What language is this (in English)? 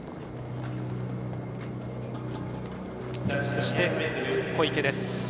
Japanese